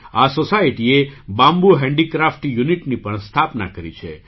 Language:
Gujarati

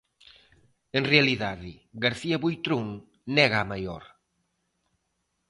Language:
Galician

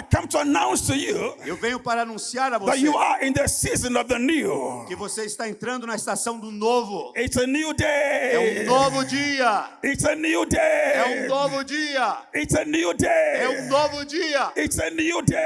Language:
Portuguese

